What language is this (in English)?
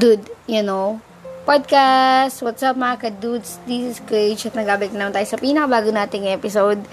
Filipino